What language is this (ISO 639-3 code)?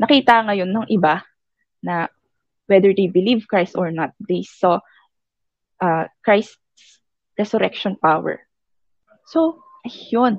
fil